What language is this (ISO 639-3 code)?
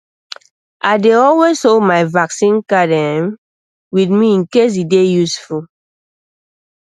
pcm